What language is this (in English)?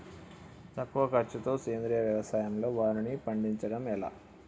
Telugu